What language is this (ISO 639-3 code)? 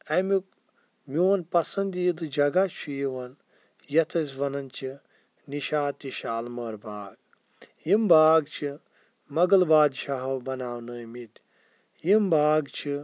kas